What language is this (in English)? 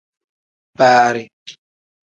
Tem